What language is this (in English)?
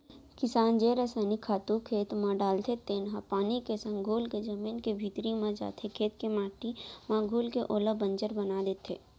Chhattisgarhi